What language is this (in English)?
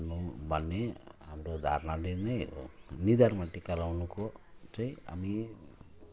Nepali